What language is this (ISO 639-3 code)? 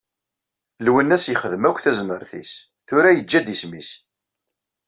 kab